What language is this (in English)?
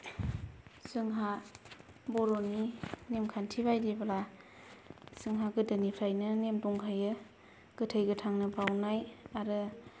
Bodo